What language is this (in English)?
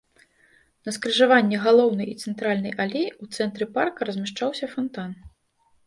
Belarusian